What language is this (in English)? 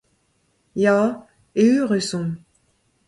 Breton